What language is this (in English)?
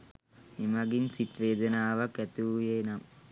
Sinhala